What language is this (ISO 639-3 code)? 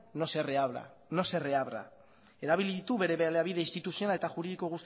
eus